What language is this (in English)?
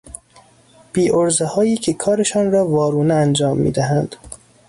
Persian